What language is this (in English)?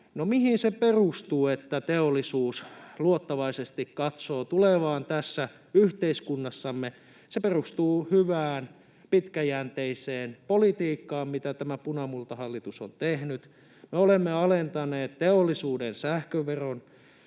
Finnish